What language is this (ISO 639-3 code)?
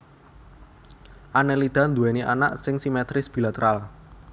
jav